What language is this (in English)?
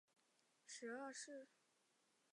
Chinese